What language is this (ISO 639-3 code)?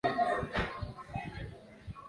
swa